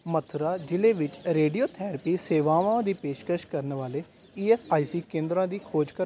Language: Punjabi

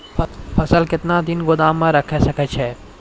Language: Maithili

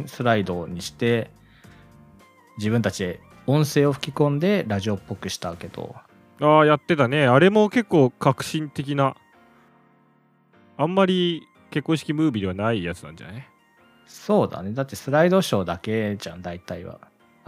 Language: Japanese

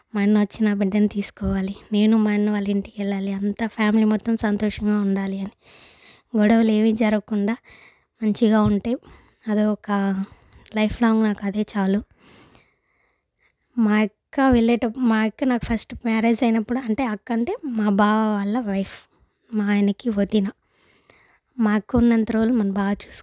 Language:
Telugu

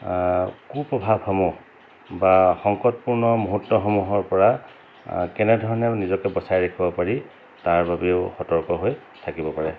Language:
Assamese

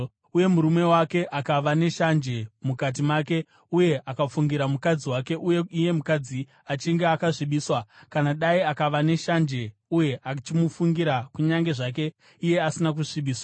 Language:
Shona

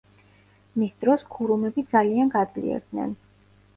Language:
Georgian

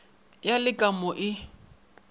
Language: Northern Sotho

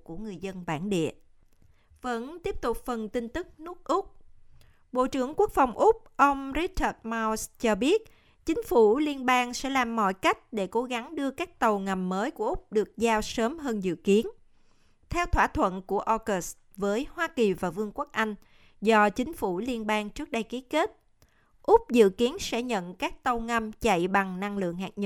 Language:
Vietnamese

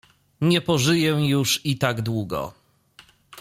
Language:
Polish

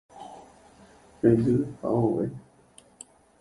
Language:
Guarani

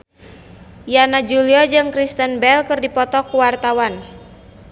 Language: Sundanese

